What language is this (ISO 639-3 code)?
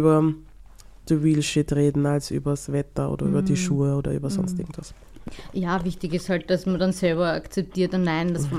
deu